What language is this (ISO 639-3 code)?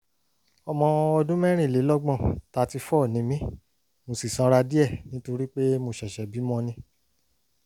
yor